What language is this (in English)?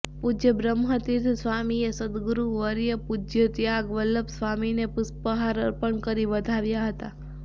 Gujarati